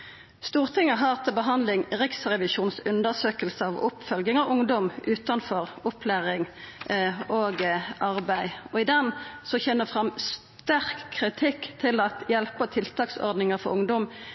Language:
Norwegian Nynorsk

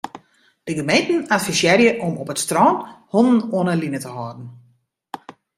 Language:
Western Frisian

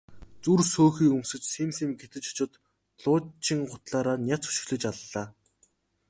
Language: Mongolian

